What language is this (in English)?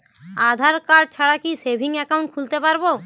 Bangla